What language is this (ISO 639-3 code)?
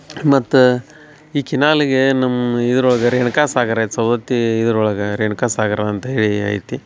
kan